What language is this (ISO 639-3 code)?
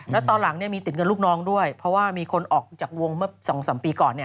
tha